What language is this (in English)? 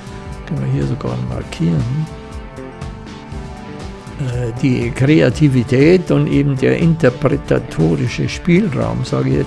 German